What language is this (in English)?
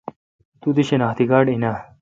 Kalkoti